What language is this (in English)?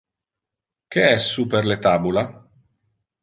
Interlingua